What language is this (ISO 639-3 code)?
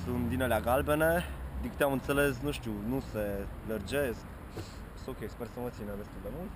ron